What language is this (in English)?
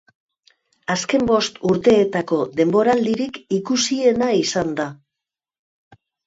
Basque